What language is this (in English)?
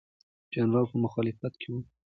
Pashto